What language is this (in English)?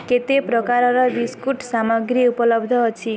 Odia